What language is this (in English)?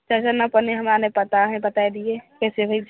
Maithili